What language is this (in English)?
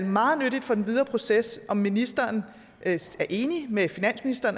Danish